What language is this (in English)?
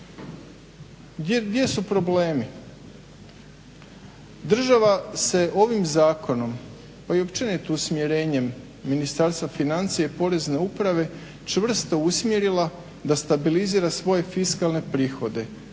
Croatian